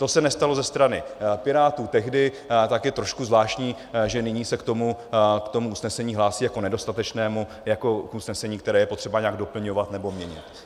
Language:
Czech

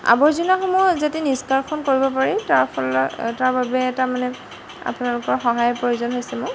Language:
Assamese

